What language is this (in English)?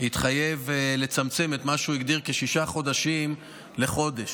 Hebrew